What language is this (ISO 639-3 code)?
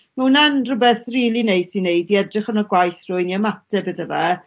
cym